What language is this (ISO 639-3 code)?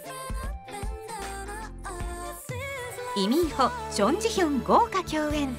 jpn